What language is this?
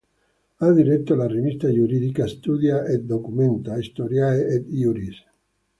Italian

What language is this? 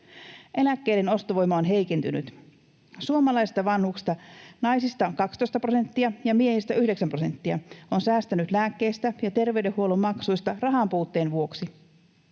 Finnish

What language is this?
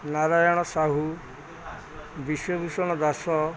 Odia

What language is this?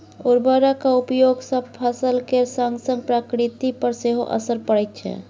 Maithili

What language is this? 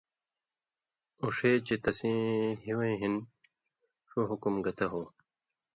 Indus Kohistani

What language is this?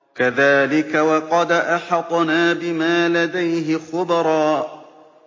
Arabic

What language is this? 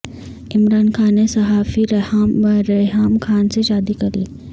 Urdu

